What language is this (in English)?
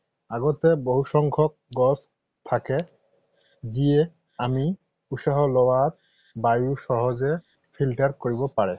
Assamese